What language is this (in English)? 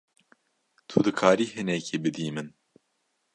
Kurdish